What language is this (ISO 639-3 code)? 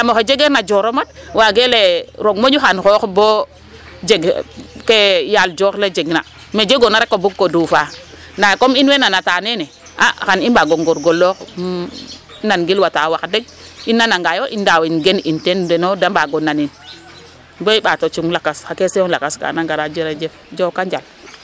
srr